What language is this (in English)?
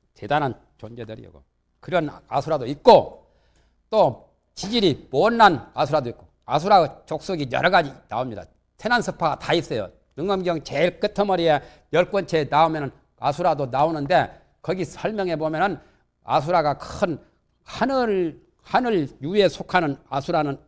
Korean